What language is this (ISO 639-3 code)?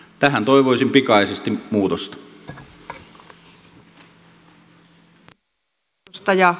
fin